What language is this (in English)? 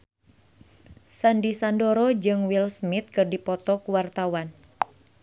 Sundanese